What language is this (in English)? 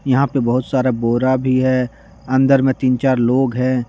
Hindi